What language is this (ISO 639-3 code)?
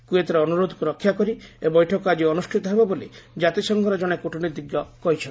ori